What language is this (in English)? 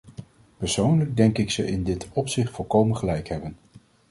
Dutch